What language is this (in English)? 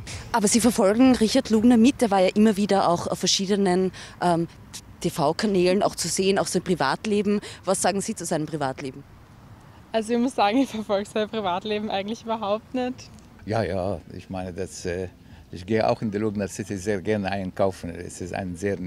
German